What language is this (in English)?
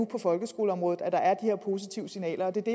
Danish